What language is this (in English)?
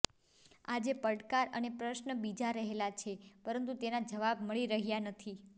Gujarati